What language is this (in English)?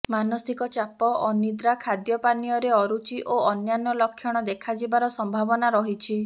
Odia